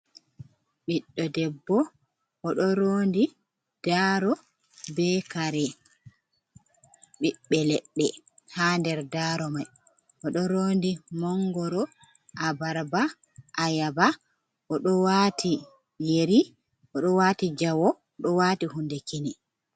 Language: Fula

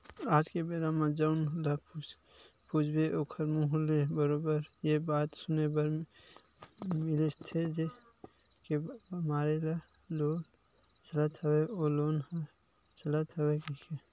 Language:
Chhattisgarhi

